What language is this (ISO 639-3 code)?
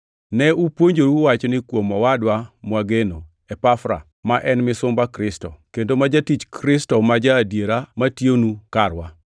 luo